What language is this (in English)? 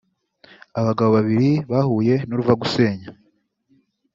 Kinyarwanda